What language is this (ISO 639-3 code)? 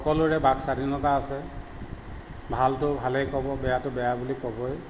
asm